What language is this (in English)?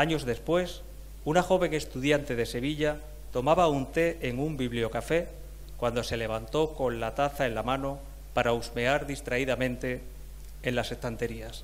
Spanish